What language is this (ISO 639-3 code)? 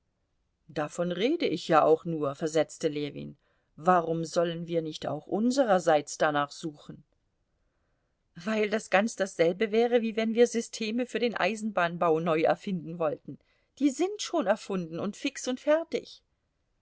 deu